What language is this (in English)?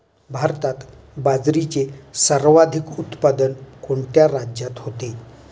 Marathi